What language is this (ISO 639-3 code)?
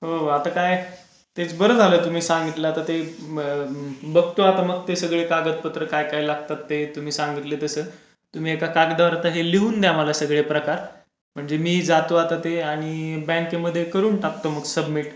mar